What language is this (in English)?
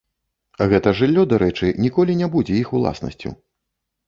Belarusian